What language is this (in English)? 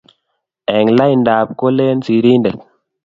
Kalenjin